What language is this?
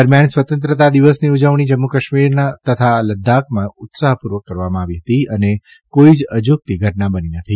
Gujarati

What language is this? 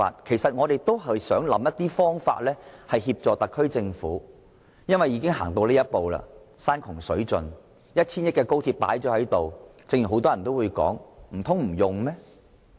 Cantonese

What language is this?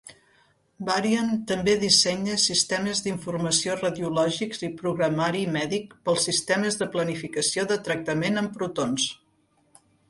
Catalan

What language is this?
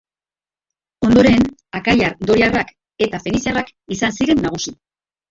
Basque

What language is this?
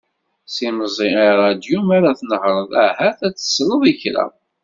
Kabyle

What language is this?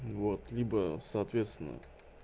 Russian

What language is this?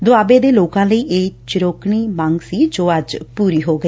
Punjabi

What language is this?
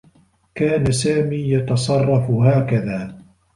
Arabic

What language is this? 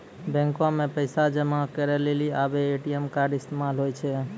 Maithili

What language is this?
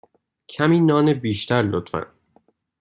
Persian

